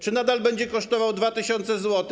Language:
Polish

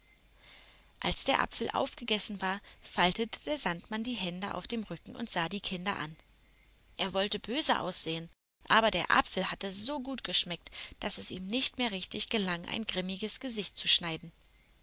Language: German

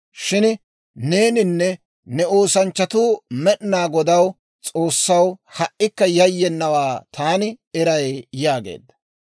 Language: Dawro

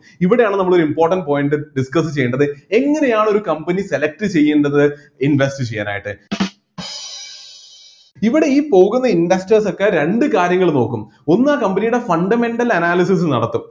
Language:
Malayalam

